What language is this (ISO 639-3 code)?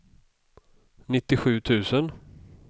swe